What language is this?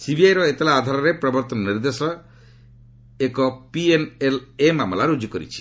Odia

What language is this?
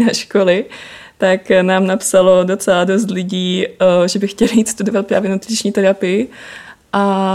Czech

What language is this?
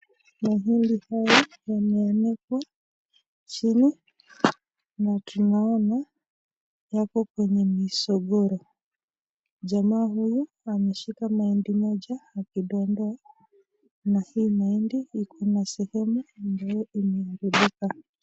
Swahili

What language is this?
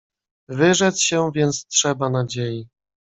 Polish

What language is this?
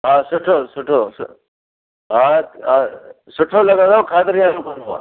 Sindhi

